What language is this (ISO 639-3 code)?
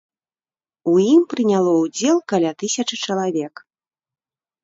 bel